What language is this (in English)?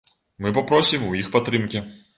Belarusian